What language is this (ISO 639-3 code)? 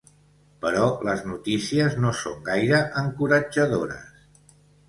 cat